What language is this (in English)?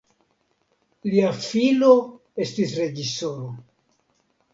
Esperanto